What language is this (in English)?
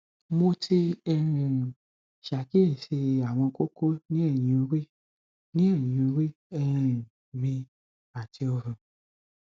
Yoruba